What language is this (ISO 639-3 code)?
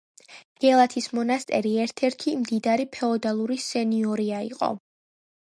kat